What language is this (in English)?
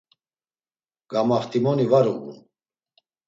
Laz